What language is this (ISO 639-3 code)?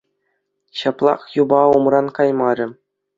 chv